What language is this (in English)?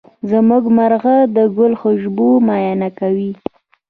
Pashto